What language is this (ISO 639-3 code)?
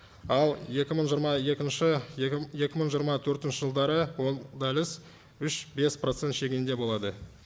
kaz